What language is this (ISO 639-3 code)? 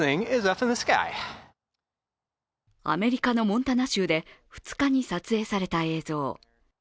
jpn